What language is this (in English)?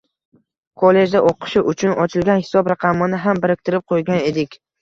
Uzbek